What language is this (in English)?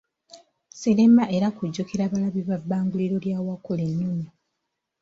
Ganda